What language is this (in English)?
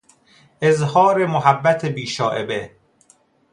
Persian